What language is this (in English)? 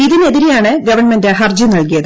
Malayalam